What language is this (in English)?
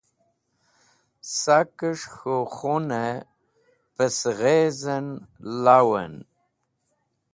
Wakhi